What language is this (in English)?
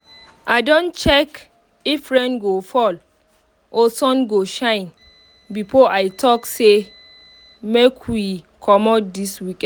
Nigerian Pidgin